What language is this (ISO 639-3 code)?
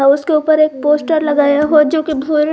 hin